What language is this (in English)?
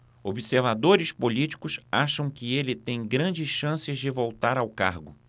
Portuguese